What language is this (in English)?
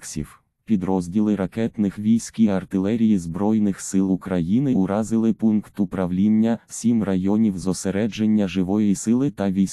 Ukrainian